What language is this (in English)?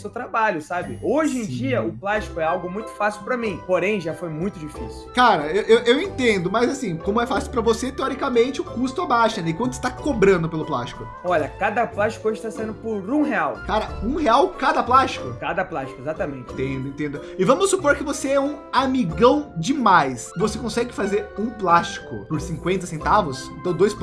Portuguese